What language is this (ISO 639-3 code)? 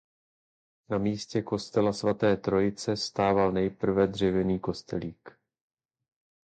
ces